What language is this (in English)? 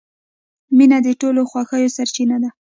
Pashto